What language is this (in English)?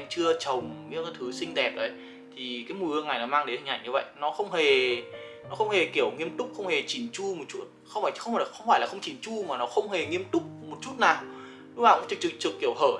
Vietnamese